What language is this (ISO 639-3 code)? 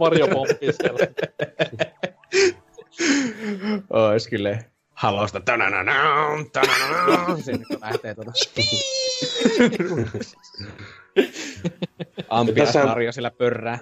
fin